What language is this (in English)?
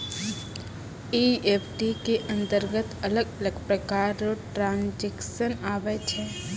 Maithili